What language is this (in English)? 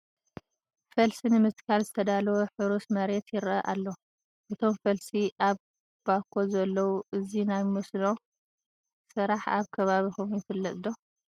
Tigrinya